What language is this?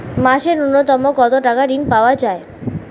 Bangla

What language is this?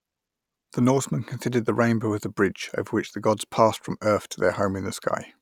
English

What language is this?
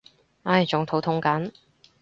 Cantonese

